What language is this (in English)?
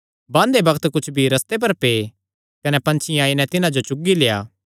Kangri